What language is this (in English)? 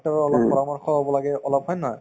Assamese